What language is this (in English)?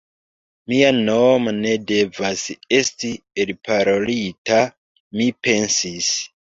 Esperanto